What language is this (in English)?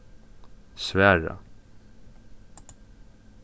Faroese